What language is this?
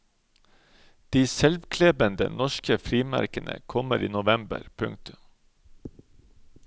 Norwegian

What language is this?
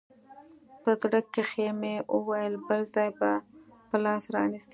Pashto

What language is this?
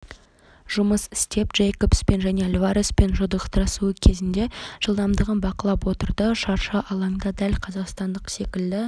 Kazakh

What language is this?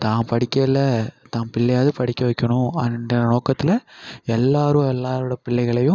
Tamil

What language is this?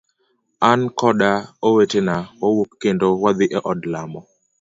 Luo (Kenya and Tanzania)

